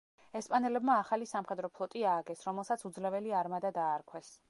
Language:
Georgian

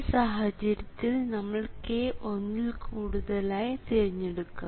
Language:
Malayalam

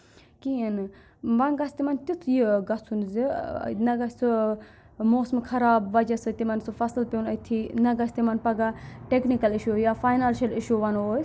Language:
Kashmiri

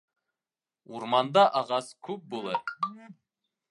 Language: Bashkir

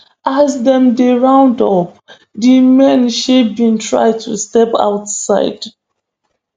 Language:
Nigerian Pidgin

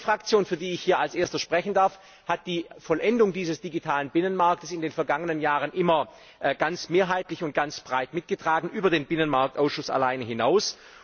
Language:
German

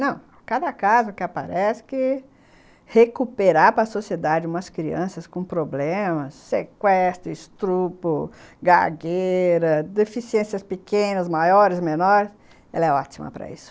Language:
Portuguese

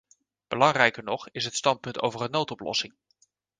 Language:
Dutch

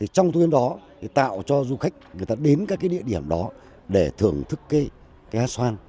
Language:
Vietnamese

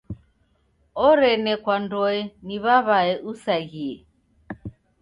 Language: Taita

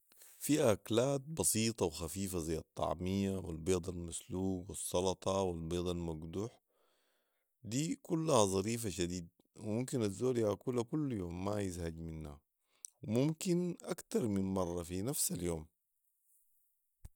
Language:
Sudanese Arabic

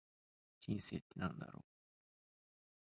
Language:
Japanese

